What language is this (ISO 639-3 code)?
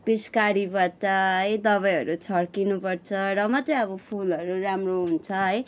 nep